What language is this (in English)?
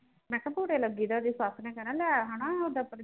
Punjabi